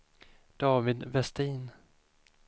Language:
Swedish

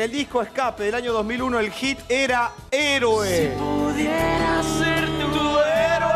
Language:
Spanish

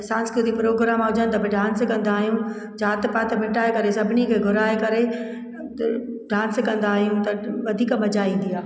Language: Sindhi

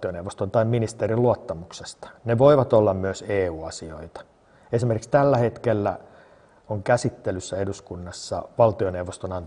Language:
Finnish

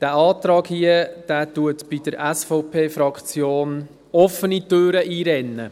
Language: Swiss German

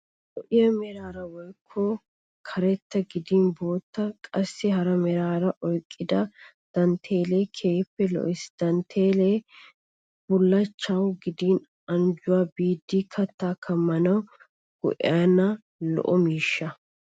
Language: Wolaytta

